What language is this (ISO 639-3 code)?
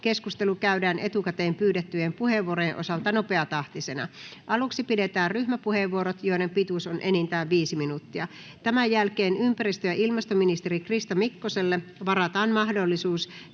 fin